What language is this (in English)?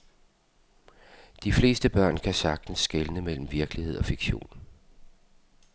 Danish